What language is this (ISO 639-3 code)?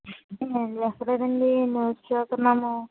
tel